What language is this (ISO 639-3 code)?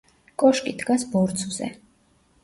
kat